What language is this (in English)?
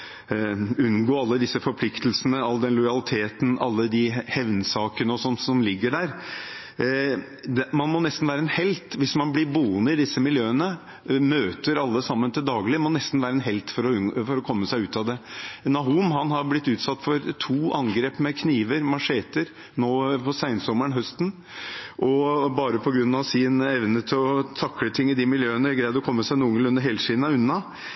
Norwegian Bokmål